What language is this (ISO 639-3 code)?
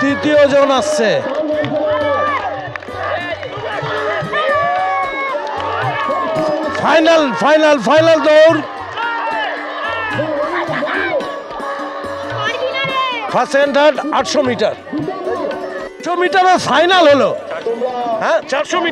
ben